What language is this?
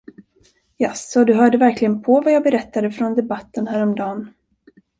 Swedish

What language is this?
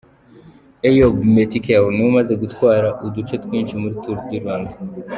Kinyarwanda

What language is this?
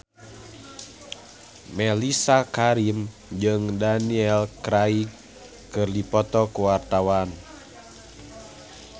Sundanese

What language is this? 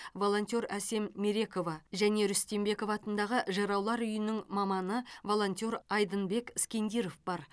Kazakh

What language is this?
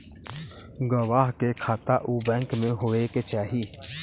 Bhojpuri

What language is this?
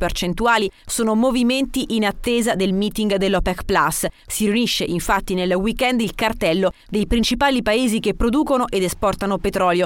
Italian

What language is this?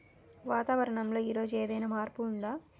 Telugu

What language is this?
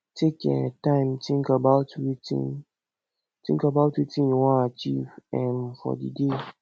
Nigerian Pidgin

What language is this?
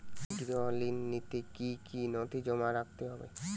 Bangla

